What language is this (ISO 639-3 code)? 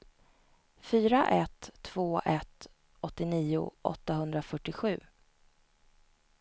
swe